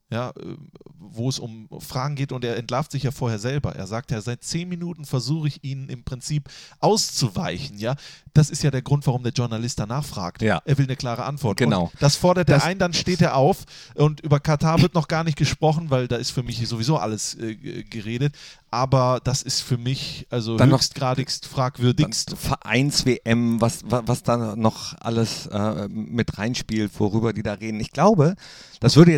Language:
German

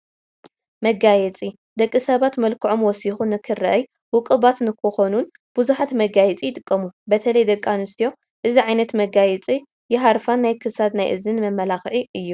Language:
Tigrinya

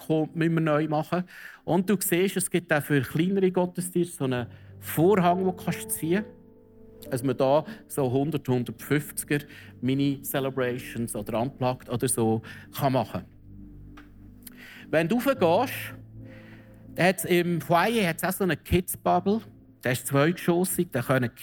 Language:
German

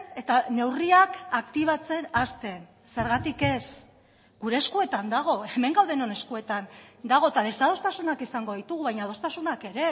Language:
Basque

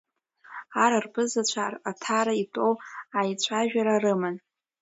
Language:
Abkhazian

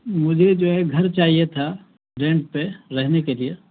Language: Urdu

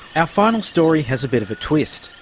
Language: English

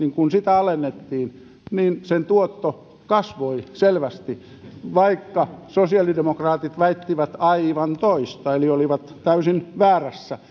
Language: Finnish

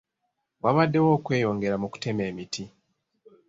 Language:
Ganda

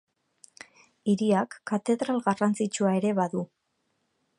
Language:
Basque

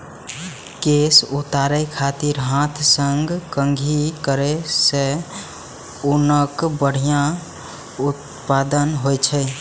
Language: Maithili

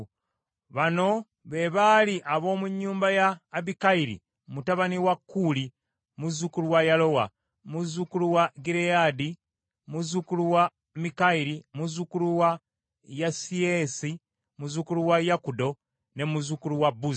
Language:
Ganda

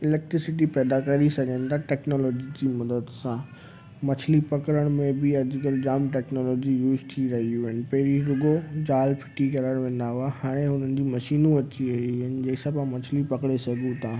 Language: Sindhi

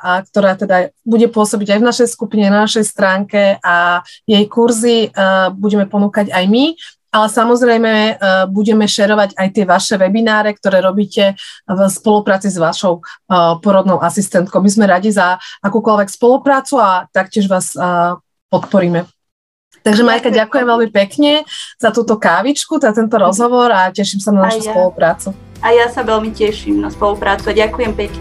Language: Slovak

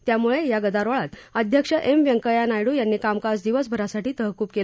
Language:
Marathi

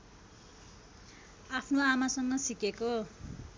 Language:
Nepali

